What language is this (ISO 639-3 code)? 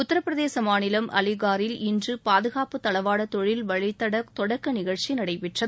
tam